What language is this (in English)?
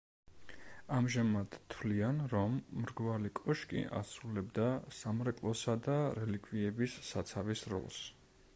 Georgian